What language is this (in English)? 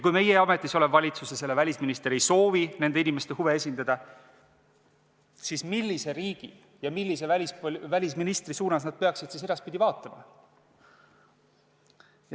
Estonian